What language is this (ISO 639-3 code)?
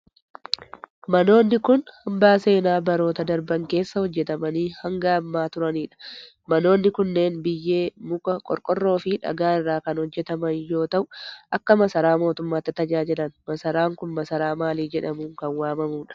orm